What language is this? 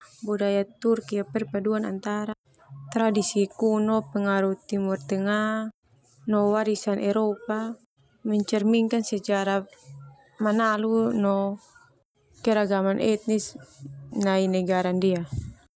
Termanu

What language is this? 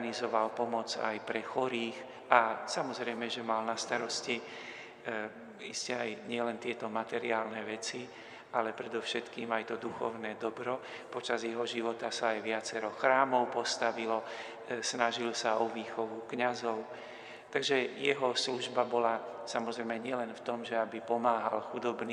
Slovak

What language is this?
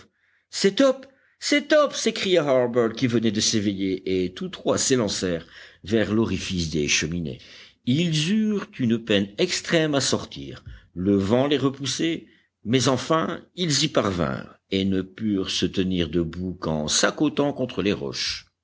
French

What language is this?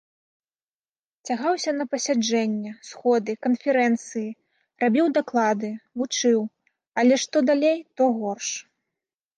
Belarusian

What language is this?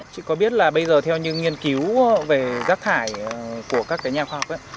Vietnamese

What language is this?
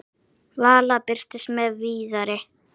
Icelandic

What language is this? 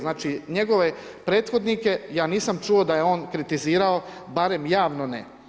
Croatian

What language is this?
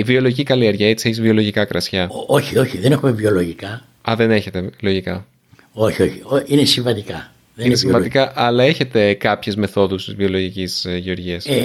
Greek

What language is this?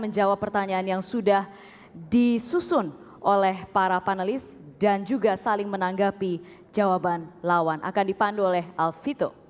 Indonesian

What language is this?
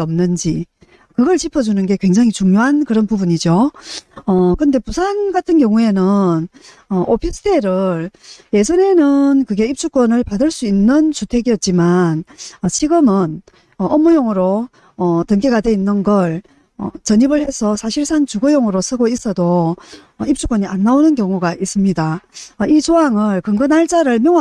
Korean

